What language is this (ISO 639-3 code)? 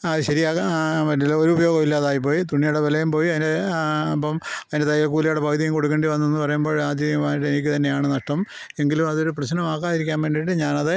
mal